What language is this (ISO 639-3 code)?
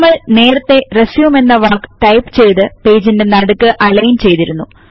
mal